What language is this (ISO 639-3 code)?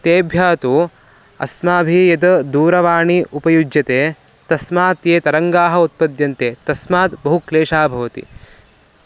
san